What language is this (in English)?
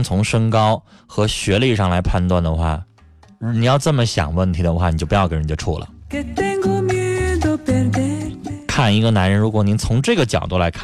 Chinese